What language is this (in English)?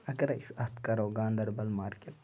Kashmiri